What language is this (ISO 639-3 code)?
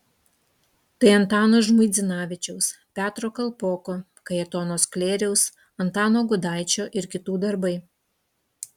lit